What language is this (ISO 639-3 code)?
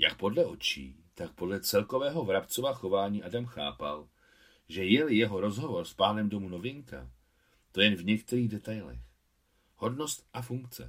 ces